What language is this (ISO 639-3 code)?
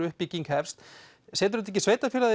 isl